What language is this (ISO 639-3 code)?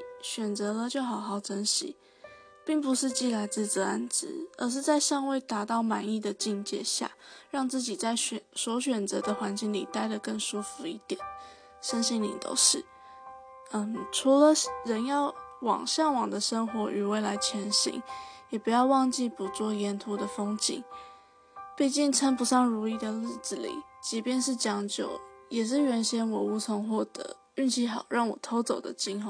zho